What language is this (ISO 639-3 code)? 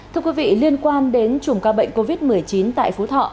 vie